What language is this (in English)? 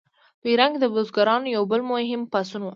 Pashto